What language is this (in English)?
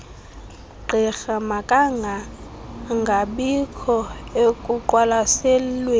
Xhosa